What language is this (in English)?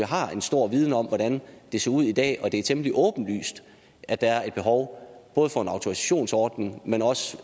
Danish